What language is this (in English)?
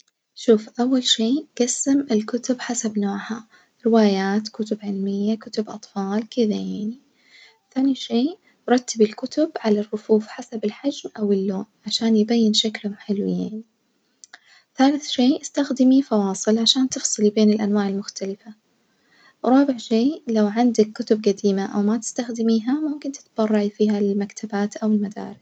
Najdi Arabic